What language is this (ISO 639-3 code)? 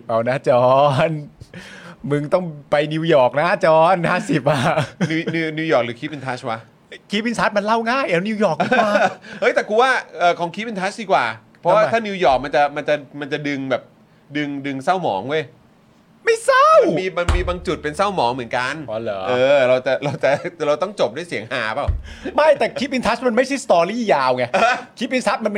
tha